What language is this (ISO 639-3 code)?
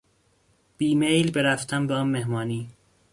fas